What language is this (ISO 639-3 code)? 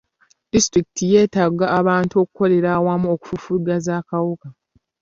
lug